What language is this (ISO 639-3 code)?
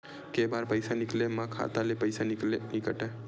hne